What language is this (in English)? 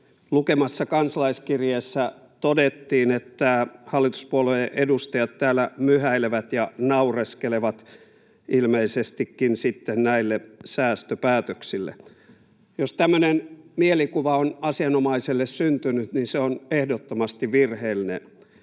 Finnish